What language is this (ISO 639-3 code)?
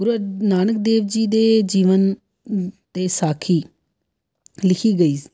pan